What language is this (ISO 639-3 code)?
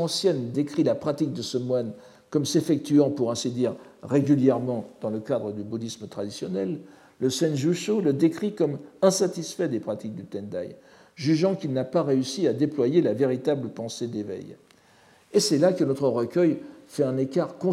fra